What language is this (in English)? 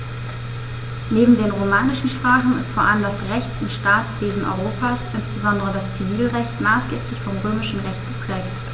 German